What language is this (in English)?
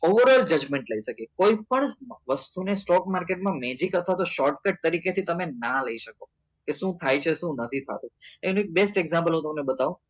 Gujarati